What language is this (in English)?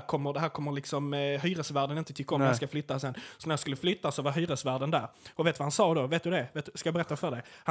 Swedish